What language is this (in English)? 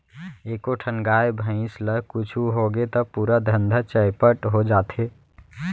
Chhattisgarhi